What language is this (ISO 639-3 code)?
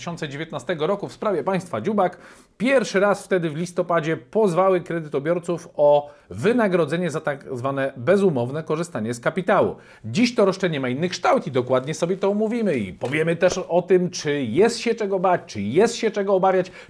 pol